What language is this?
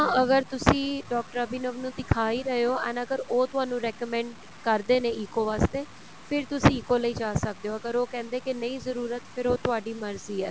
Punjabi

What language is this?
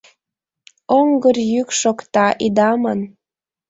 Mari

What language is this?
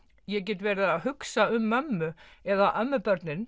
Icelandic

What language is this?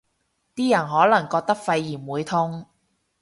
Cantonese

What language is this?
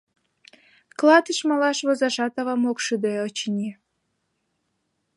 Mari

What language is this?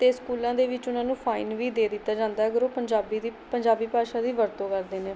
Punjabi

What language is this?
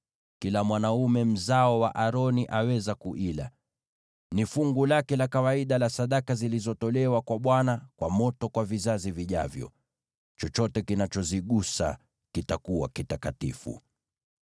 Swahili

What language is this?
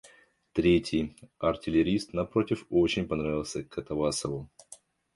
Russian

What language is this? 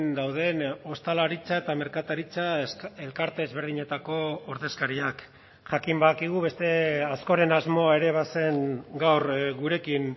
Basque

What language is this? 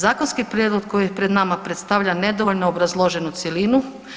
Croatian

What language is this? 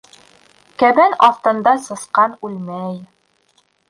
Bashkir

